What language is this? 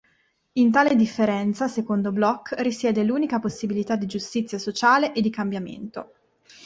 Italian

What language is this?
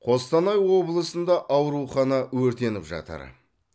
Kazakh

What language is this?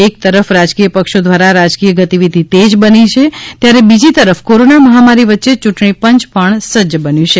Gujarati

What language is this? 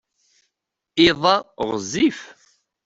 Kabyle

